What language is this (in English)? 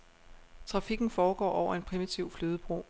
Danish